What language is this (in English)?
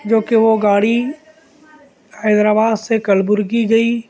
Urdu